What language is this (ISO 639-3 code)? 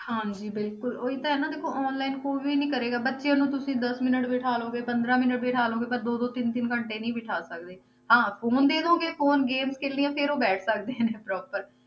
pan